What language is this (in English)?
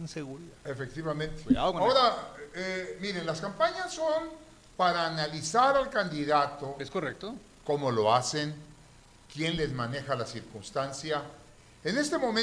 Spanish